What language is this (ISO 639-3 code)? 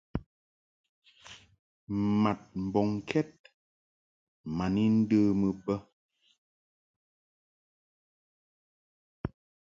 mhk